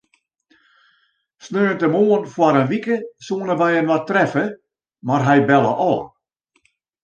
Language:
Western Frisian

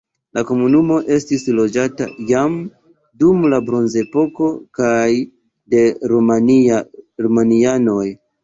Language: Esperanto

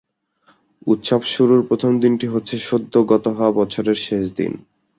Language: Bangla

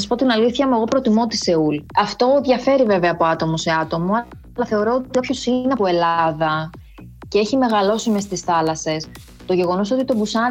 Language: Greek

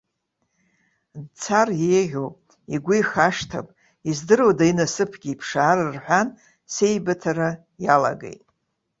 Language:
Abkhazian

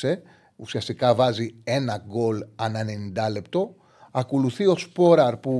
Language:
Greek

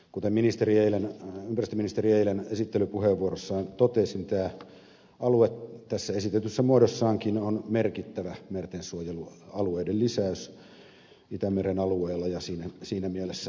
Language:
Finnish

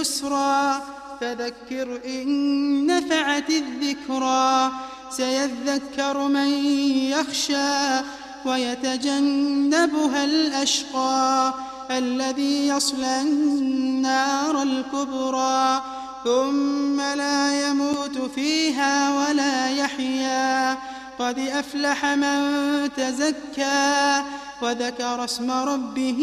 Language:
Arabic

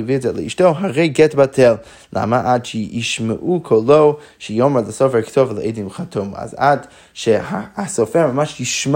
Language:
Hebrew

